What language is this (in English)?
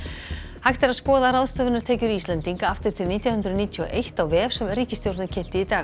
Icelandic